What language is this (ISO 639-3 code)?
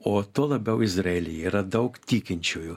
lit